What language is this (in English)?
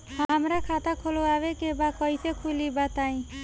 Bhojpuri